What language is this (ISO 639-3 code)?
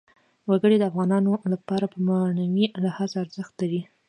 pus